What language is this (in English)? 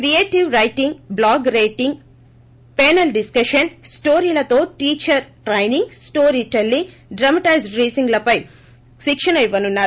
Telugu